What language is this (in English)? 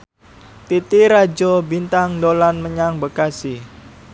Javanese